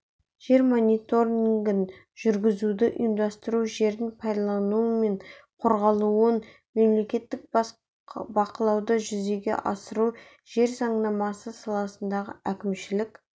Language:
Kazakh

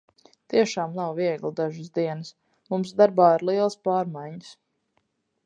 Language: Latvian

